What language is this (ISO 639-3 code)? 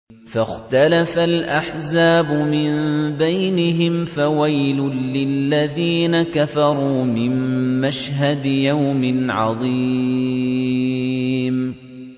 ara